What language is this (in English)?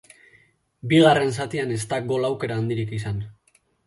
Basque